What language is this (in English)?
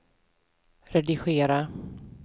Swedish